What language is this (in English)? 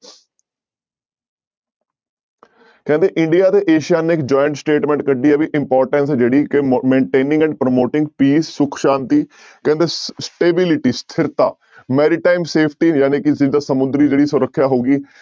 Punjabi